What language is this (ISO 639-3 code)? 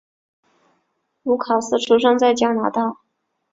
zho